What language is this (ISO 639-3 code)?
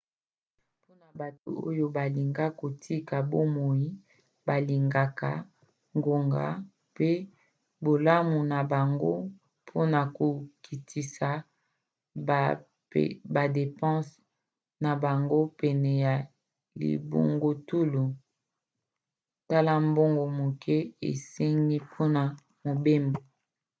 lin